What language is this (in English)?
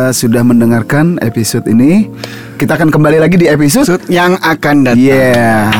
Indonesian